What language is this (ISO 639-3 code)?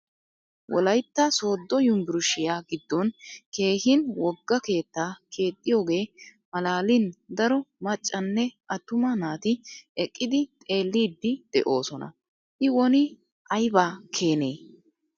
wal